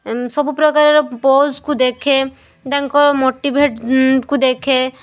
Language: Odia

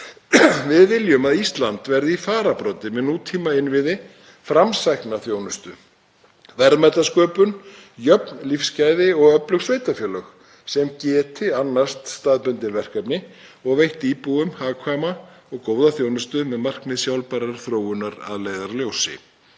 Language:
Icelandic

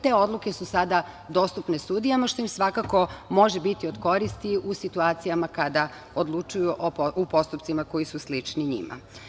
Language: Serbian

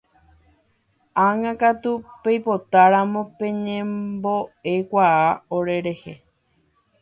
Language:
Guarani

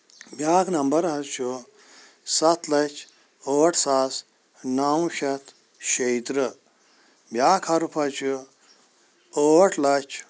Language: Kashmiri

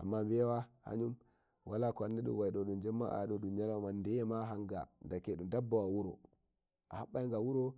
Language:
Nigerian Fulfulde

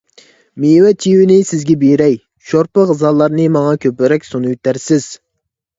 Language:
Uyghur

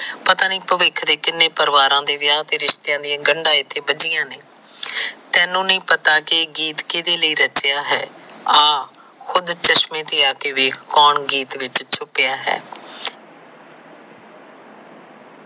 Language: Punjabi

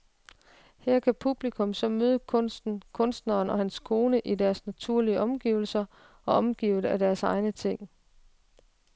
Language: Danish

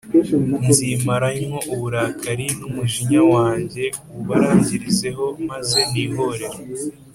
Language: Kinyarwanda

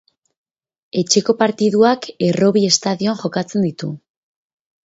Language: Basque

